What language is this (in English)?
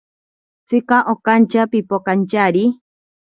Ashéninka Perené